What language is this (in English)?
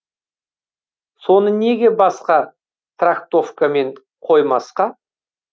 Kazakh